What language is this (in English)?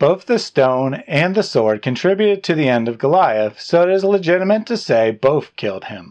English